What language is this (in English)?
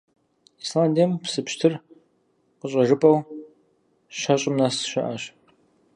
Kabardian